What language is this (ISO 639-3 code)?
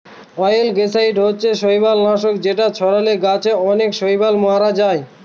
ben